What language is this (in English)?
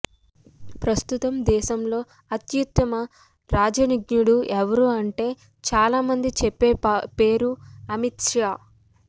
Telugu